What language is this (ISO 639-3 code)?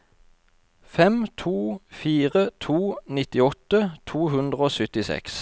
nor